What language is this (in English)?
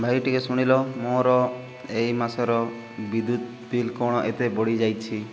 Odia